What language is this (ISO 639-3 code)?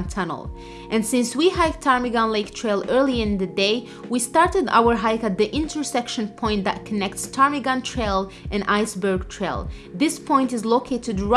eng